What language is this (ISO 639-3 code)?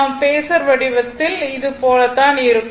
tam